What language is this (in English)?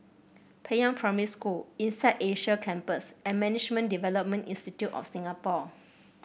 English